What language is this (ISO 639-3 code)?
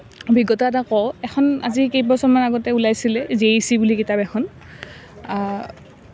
asm